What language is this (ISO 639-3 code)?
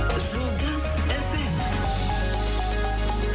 kaz